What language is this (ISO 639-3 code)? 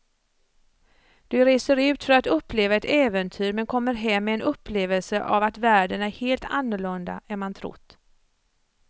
swe